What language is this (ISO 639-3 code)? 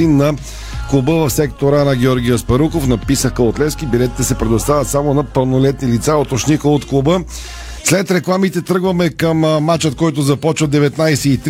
bul